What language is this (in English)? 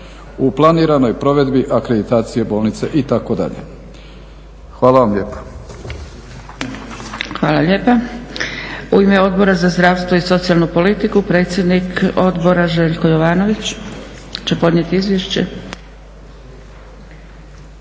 Croatian